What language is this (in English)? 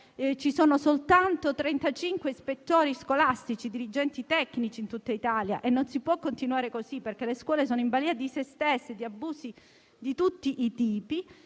Italian